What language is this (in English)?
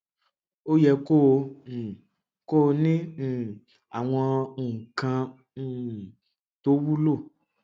Yoruba